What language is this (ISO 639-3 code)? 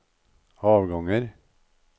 nor